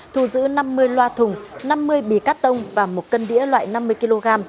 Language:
Vietnamese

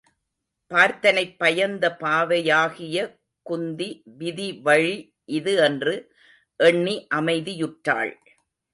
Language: Tamil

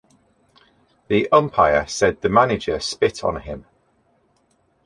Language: English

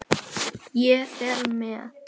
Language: Icelandic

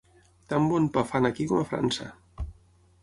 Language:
Catalan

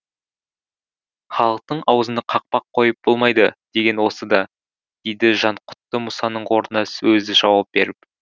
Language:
Kazakh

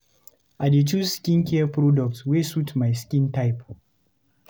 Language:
Nigerian Pidgin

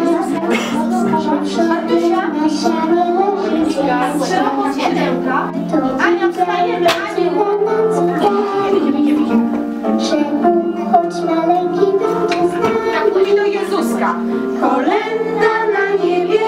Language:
Polish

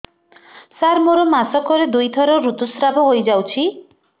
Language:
Odia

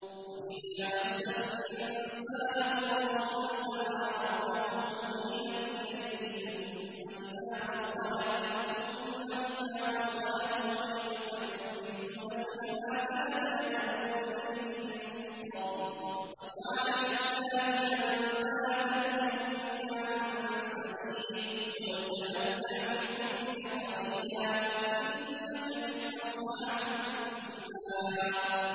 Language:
Arabic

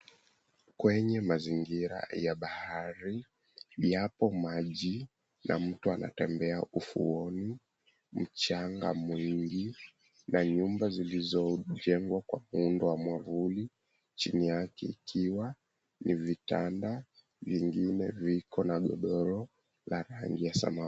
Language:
Swahili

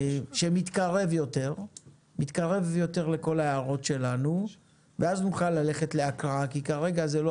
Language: Hebrew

